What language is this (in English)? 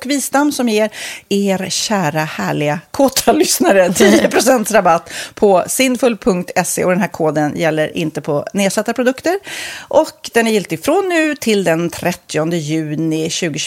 Swedish